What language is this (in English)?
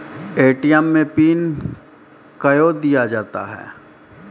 Maithili